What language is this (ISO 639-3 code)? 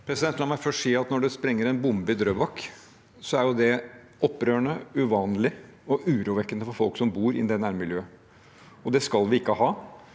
nor